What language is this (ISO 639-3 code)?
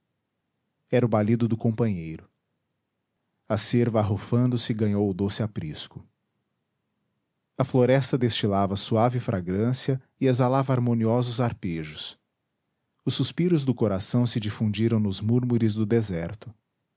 por